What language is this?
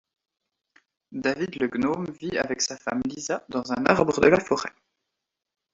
French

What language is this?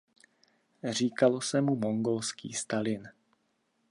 Czech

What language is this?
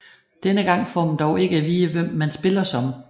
Danish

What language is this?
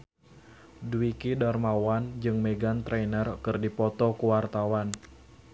Sundanese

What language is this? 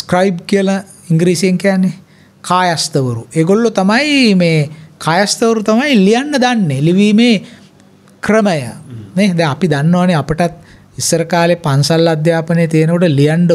Indonesian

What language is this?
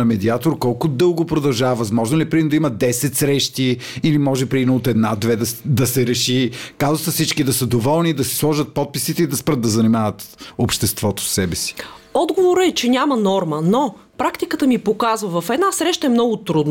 Bulgarian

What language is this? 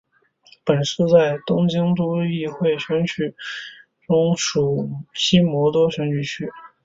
Chinese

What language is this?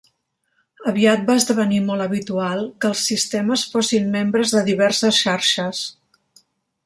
Catalan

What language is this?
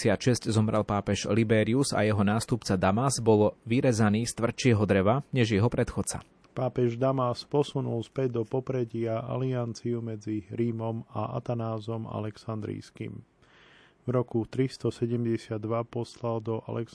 Slovak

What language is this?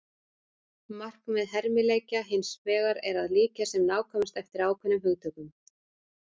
Icelandic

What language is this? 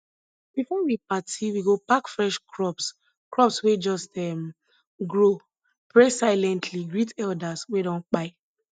Nigerian Pidgin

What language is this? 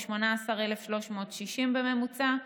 Hebrew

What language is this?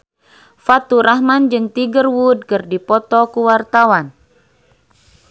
Sundanese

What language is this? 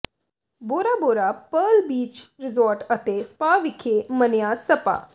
Punjabi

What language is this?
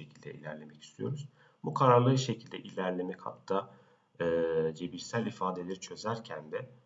Turkish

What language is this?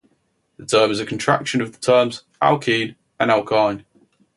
English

